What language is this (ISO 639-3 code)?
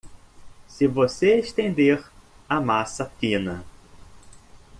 por